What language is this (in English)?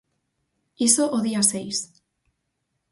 Galician